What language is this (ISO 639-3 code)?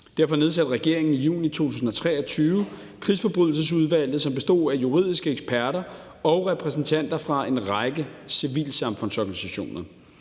dan